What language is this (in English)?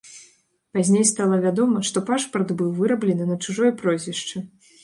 Belarusian